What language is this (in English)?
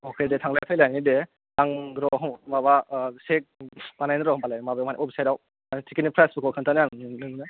Bodo